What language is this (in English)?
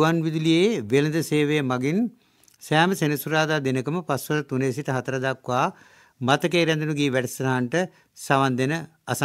Hindi